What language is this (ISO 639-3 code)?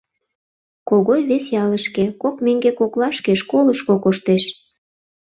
chm